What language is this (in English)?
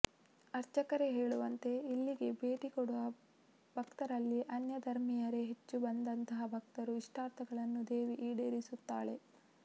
Kannada